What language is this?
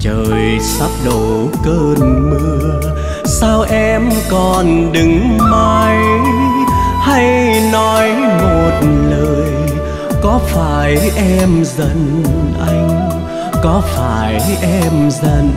Vietnamese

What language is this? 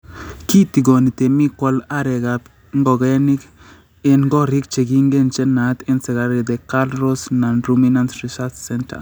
Kalenjin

